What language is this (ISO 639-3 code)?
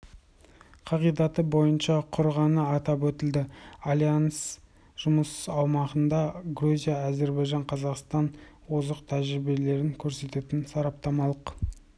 kaz